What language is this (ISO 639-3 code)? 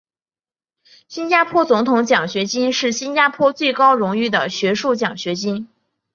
zho